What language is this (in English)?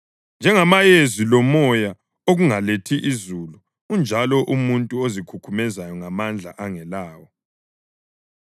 North Ndebele